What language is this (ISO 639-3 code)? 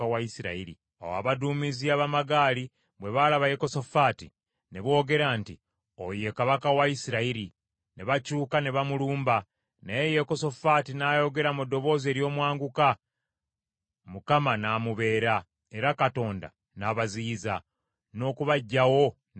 lug